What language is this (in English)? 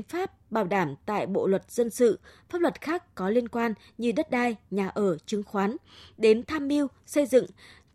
Vietnamese